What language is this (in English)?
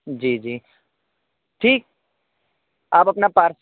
Urdu